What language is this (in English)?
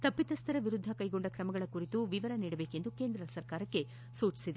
Kannada